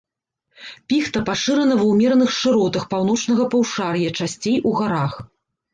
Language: Belarusian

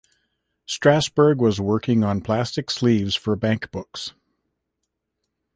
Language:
English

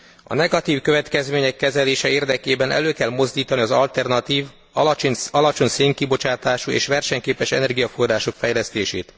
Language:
Hungarian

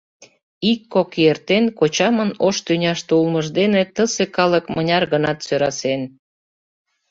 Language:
Mari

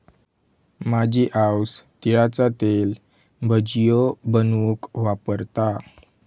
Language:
Marathi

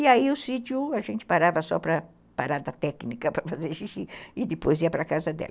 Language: Portuguese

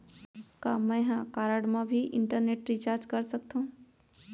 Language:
Chhattisgarhi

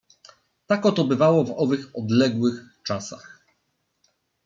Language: Polish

